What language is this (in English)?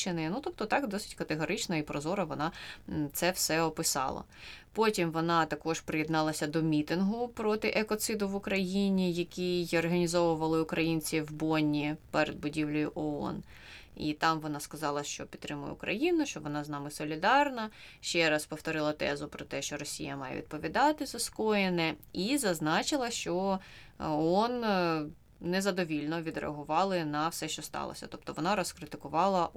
Ukrainian